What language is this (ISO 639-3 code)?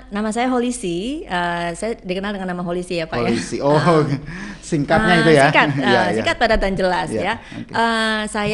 ind